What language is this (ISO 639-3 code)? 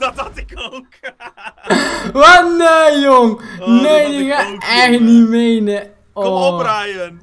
nld